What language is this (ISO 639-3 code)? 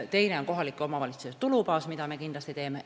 est